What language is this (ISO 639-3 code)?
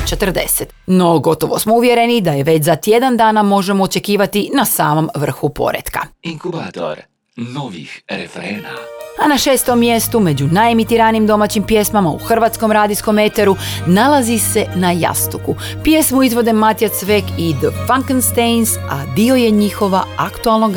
hrv